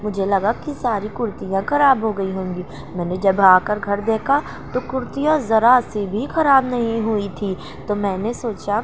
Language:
Urdu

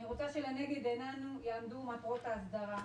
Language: Hebrew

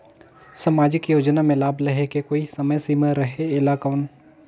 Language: Chhattisgarhi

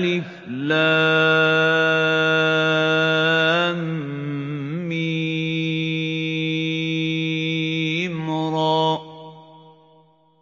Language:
Arabic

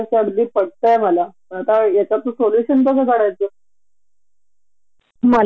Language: Marathi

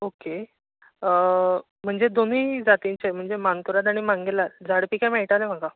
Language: Konkani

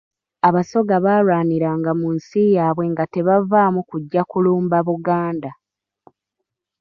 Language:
Ganda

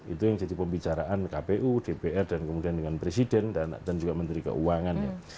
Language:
Indonesian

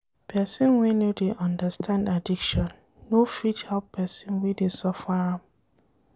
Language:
Nigerian Pidgin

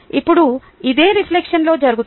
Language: Telugu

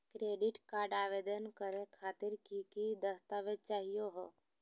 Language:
Magahi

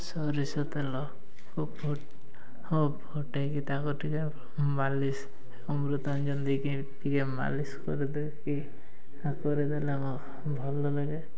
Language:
Odia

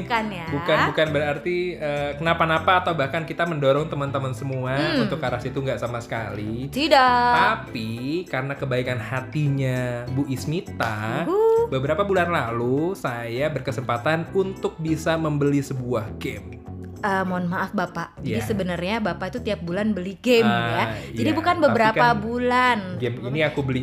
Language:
Indonesian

